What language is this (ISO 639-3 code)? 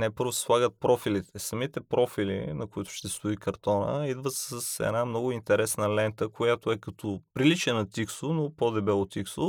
bul